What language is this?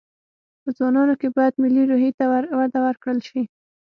Pashto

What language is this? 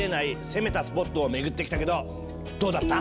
Japanese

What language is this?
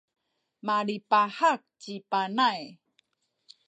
Sakizaya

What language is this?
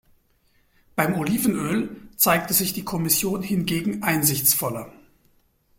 German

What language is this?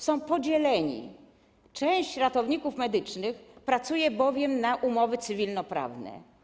Polish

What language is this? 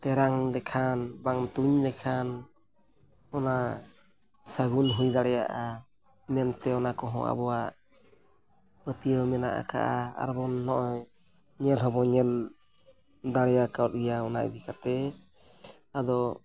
Santali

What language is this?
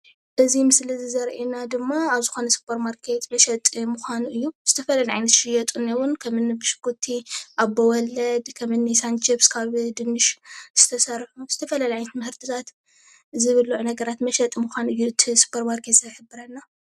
Tigrinya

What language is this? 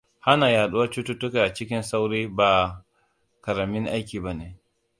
Hausa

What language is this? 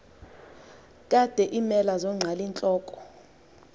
Xhosa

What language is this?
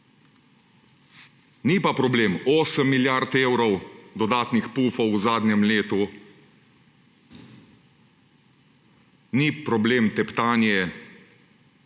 Slovenian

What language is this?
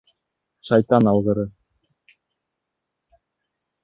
Bashkir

